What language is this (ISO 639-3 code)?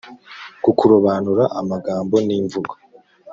kin